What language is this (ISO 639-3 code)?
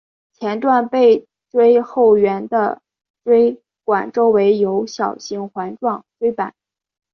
zho